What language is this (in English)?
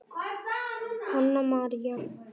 Icelandic